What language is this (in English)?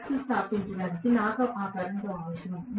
Telugu